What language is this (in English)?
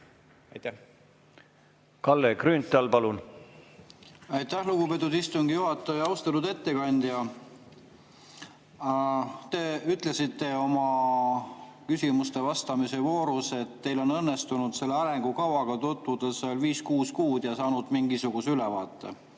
Estonian